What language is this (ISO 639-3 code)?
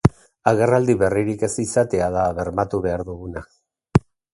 eus